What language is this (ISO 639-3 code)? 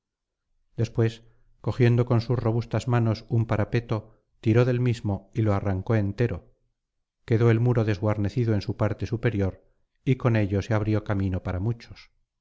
spa